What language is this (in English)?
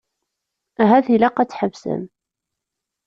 Kabyle